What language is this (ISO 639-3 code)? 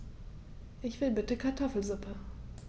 deu